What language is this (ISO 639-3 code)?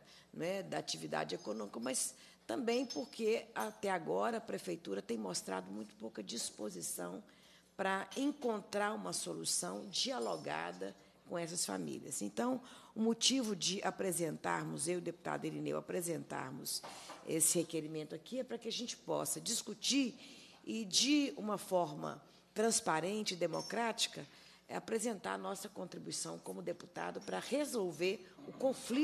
por